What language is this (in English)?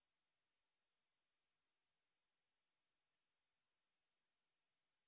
Bangla